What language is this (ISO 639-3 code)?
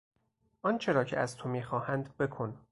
fas